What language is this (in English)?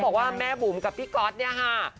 Thai